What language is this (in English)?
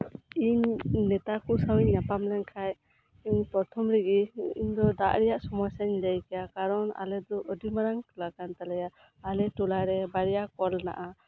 Santali